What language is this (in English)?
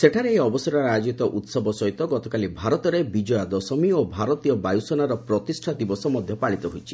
Odia